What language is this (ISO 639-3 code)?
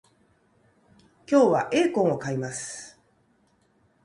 jpn